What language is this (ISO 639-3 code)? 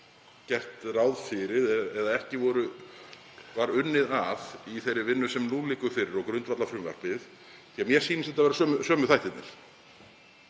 isl